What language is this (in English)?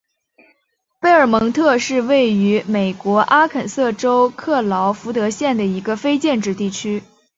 Chinese